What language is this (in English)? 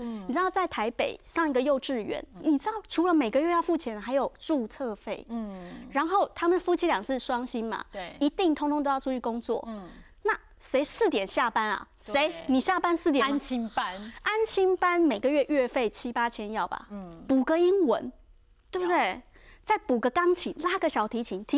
Chinese